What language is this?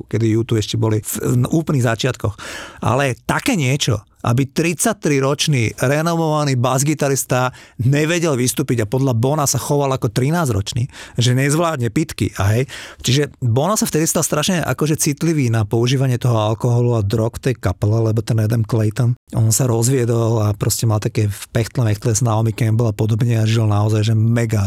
Slovak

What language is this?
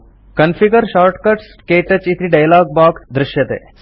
Sanskrit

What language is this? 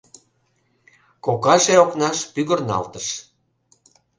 Mari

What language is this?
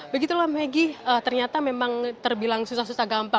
Indonesian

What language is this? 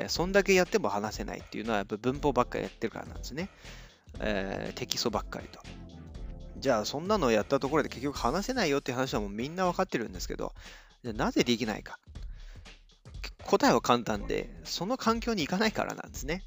Japanese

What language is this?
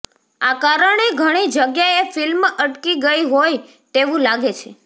Gujarati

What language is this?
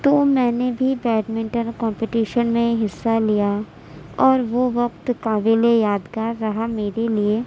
Urdu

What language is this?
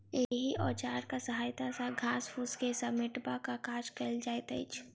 Maithili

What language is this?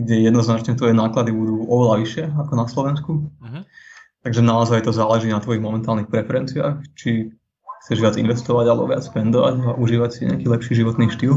Slovak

